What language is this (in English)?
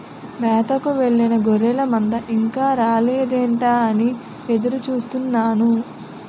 Telugu